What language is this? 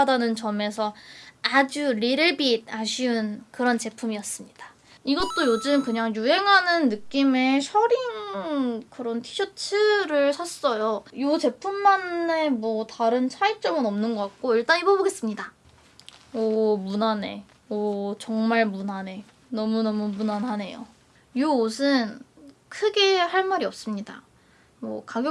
Korean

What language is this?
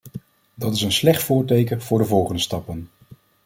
Dutch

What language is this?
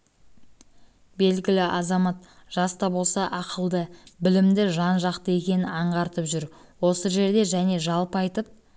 Kazakh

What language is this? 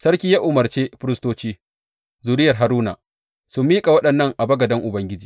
Hausa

